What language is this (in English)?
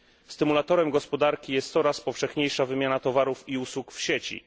Polish